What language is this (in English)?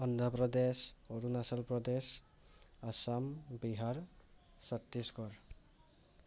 Assamese